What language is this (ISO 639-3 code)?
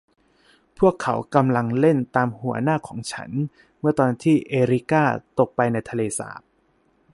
tha